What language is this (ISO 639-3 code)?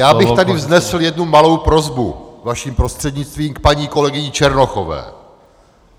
ces